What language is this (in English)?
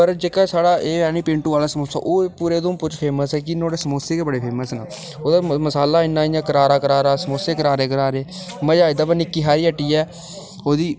Dogri